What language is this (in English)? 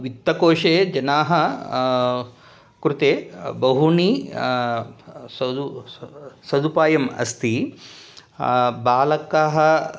Sanskrit